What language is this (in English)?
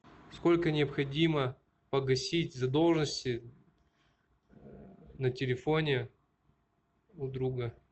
Russian